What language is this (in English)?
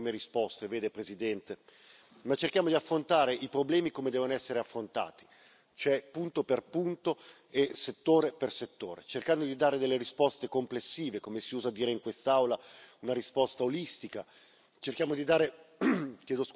Italian